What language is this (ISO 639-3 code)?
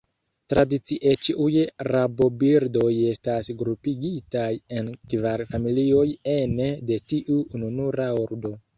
epo